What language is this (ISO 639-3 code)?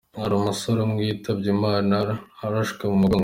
kin